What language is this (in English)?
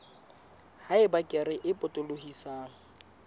Southern Sotho